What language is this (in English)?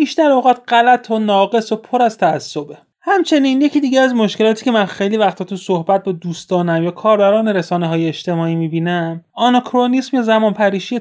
Persian